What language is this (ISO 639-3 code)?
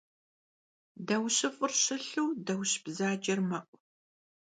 kbd